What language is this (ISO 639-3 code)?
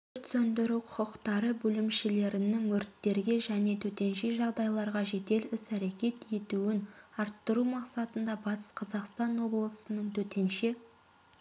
kaz